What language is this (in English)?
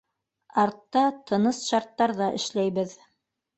Bashkir